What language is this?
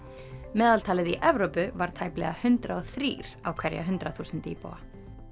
Icelandic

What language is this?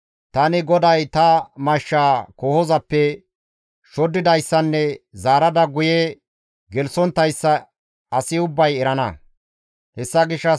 Gamo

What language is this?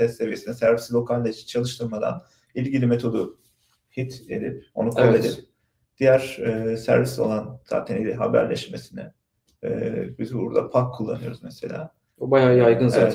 Turkish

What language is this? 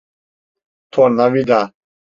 Turkish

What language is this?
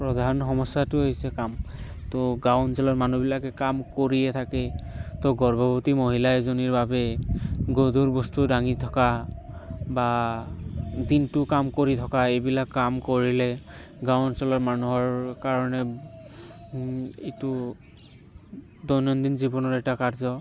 Assamese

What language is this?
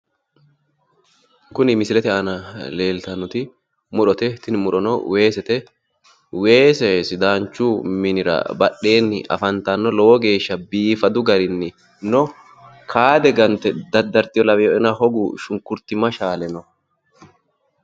Sidamo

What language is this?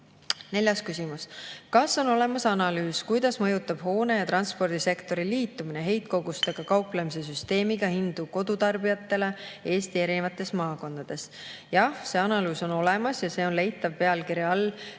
Estonian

